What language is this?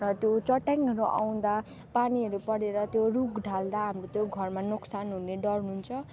Nepali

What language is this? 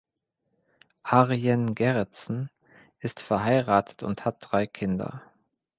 German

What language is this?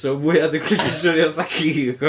Welsh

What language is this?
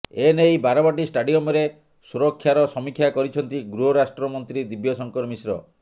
Odia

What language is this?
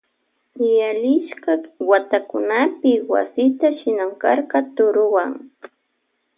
Loja Highland Quichua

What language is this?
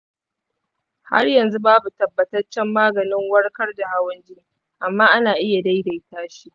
Hausa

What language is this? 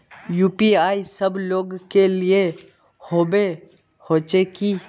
Magahi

